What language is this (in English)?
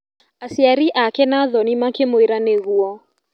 Kikuyu